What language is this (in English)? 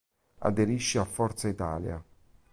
Italian